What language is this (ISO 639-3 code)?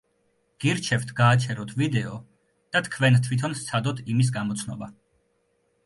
kat